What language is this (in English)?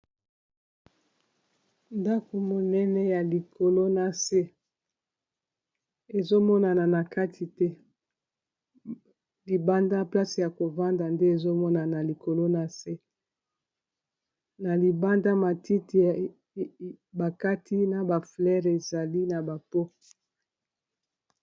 Lingala